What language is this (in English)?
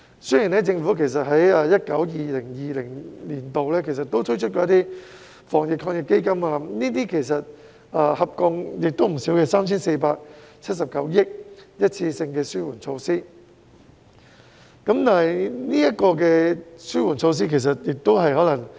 Cantonese